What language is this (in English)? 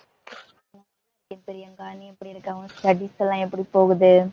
Tamil